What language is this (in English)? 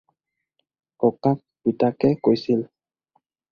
Assamese